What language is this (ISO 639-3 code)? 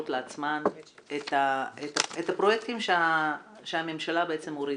heb